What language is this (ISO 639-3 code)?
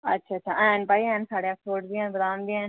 doi